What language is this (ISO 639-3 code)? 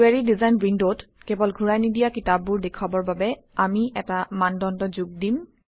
asm